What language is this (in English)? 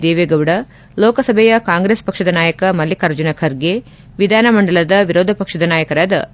Kannada